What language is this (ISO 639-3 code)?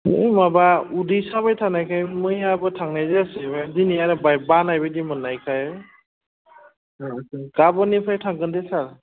brx